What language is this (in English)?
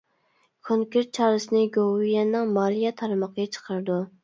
Uyghur